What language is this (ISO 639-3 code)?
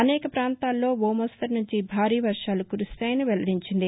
tel